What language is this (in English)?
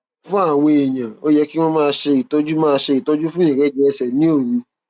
Yoruba